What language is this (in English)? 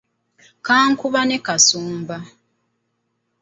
Ganda